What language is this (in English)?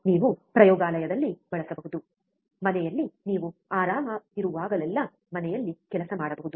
Kannada